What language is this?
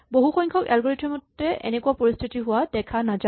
Assamese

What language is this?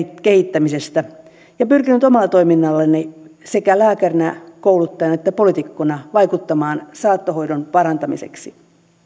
Finnish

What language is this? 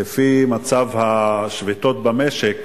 Hebrew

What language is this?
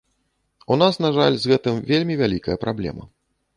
Belarusian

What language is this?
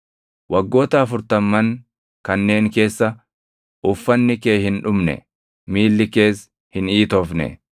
Oromo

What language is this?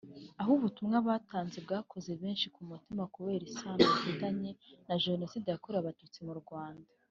Kinyarwanda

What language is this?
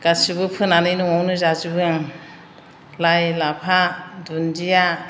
Bodo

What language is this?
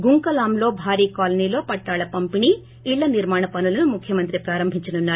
Telugu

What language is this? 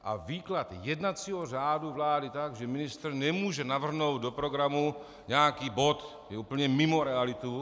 Czech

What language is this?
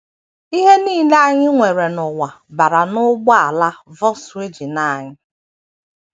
Igbo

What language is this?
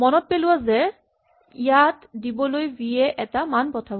Assamese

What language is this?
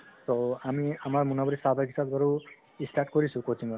Assamese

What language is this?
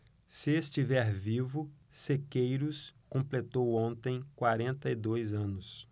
Portuguese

